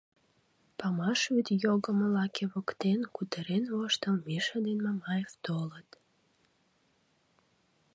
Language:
Mari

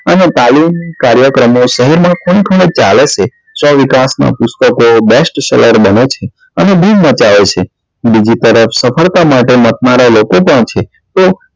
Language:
Gujarati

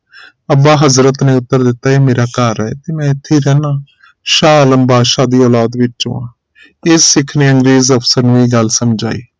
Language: Punjabi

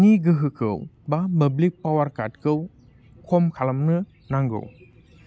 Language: Bodo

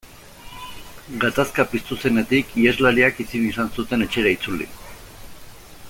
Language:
Basque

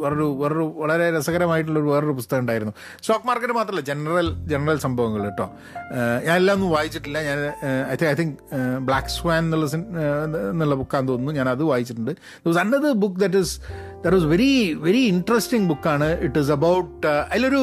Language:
Malayalam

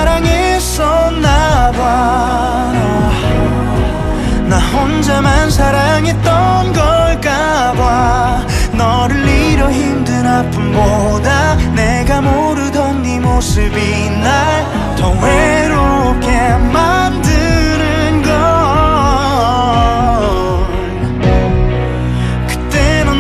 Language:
Korean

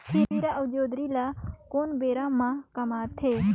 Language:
Chhattisgarhi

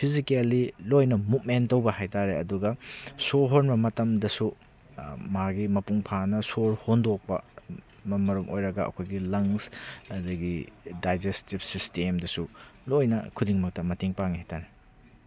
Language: Manipuri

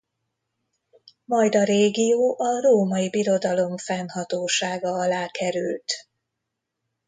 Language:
Hungarian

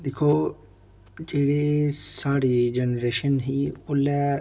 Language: Dogri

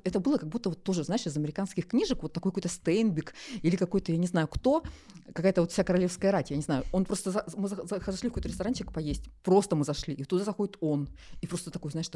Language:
Russian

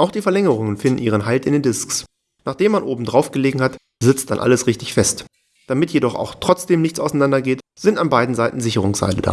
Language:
German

